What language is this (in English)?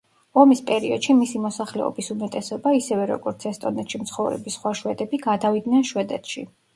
Georgian